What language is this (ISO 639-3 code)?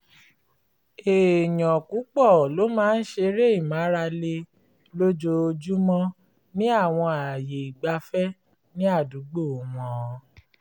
yor